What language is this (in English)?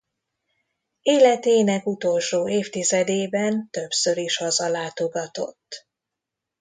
Hungarian